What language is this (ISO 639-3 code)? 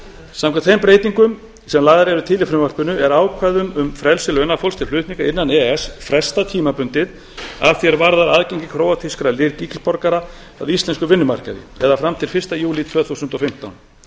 isl